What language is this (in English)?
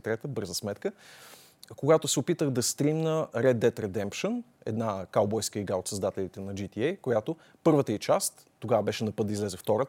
Bulgarian